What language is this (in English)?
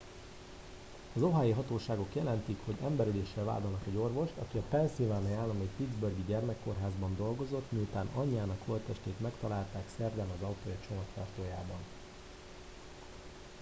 Hungarian